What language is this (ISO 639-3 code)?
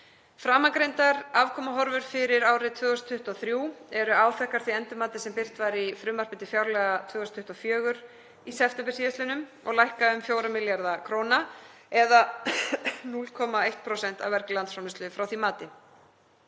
isl